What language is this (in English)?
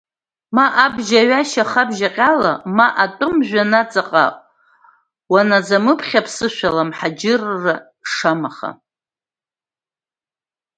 Abkhazian